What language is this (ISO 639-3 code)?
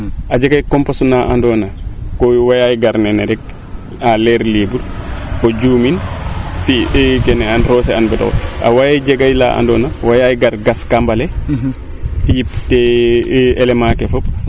srr